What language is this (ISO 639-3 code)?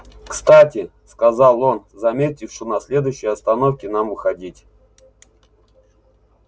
rus